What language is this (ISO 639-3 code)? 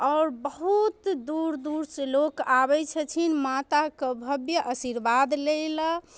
mai